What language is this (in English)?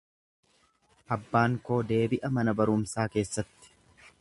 Oromo